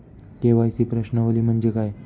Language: Marathi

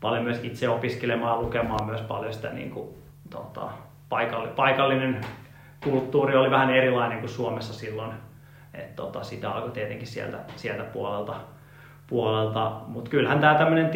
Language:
Finnish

